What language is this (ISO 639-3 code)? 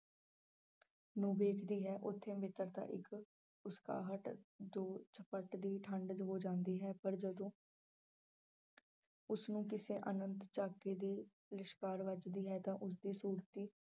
pan